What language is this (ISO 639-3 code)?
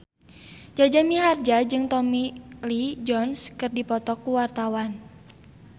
sun